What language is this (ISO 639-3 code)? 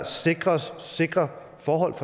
dan